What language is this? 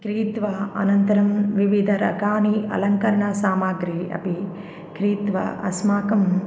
Sanskrit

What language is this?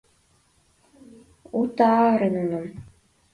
Mari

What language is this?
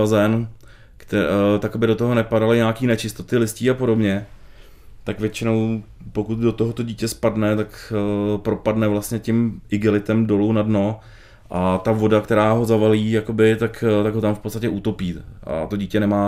Czech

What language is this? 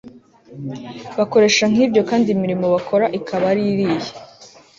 Kinyarwanda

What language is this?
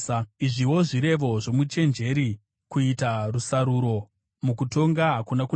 Shona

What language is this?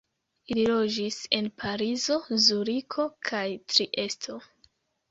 Esperanto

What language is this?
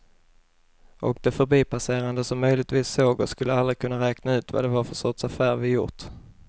Swedish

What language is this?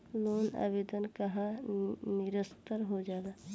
Bhojpuri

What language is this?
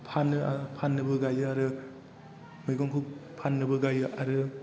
Bodo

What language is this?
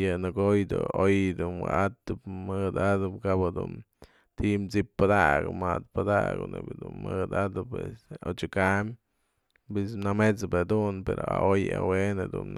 Mazatlán Mixe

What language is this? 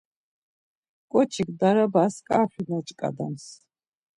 Laz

